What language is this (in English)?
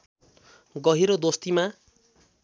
Nepali